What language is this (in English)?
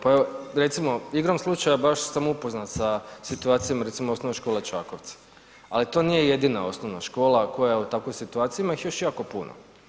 Croatian